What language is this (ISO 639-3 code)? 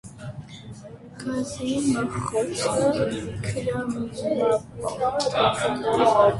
hye